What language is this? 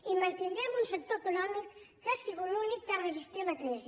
Catalan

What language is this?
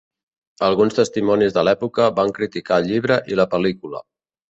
Catalan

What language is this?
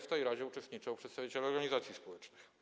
Polish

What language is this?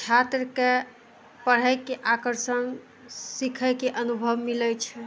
Maithili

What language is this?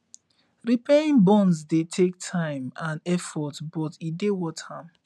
Nigerian Pidgin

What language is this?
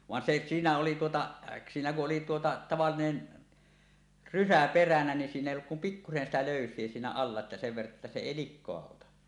Finnish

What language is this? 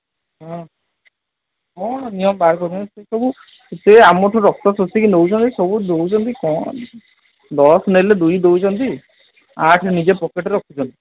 Odia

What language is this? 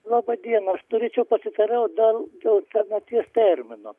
Lithuanian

